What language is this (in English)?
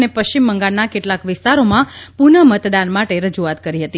Gujarati